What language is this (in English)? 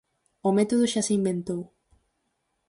Galician